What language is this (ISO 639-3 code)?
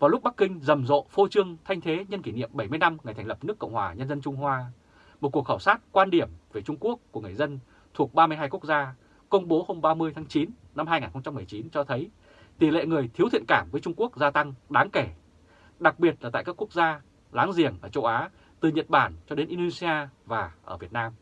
vie